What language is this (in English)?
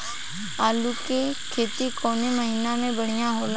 Bhojpuri